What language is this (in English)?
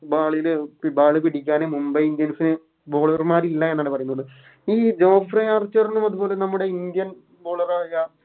Malayalam